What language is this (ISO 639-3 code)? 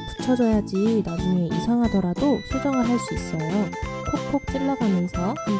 kor